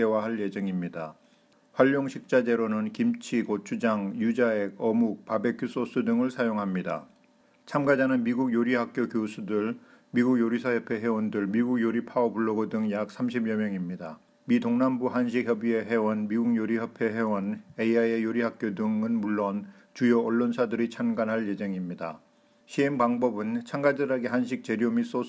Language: Korean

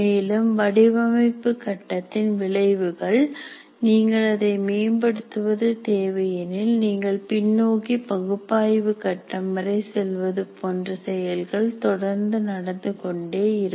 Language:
Tamil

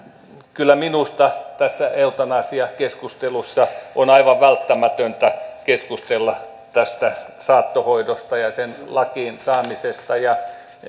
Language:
Finnish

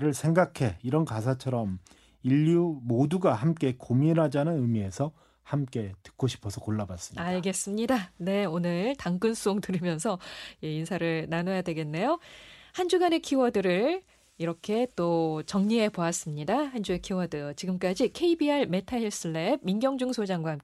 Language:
Korean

